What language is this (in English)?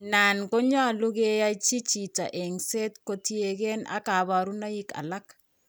Kalenjin